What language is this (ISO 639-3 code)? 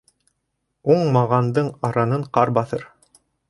bak